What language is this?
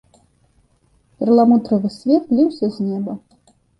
Belarusian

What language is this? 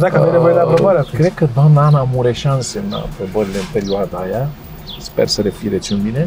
Romanian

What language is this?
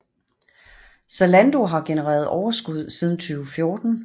Danish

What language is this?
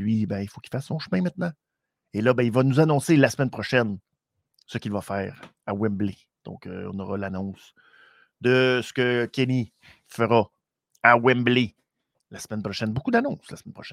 French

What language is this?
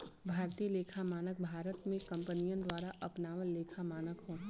Bhojpuri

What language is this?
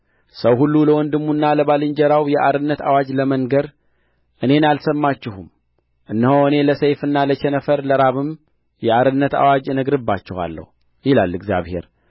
Amharic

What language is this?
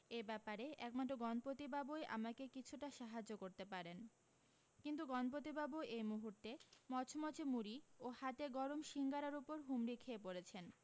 Bangla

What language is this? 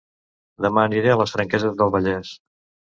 Catalan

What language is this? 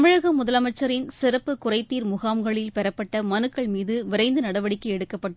Tamil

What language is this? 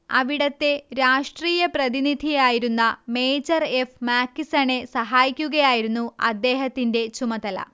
Malayalam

